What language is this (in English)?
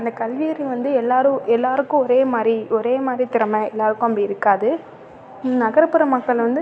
Tamil